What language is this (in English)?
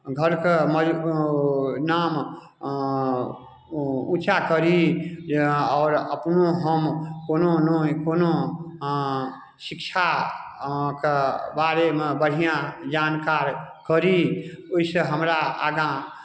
Maithili